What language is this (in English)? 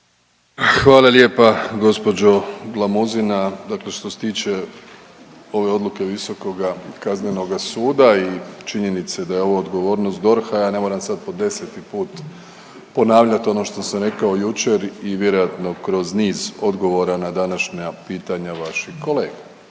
Croatian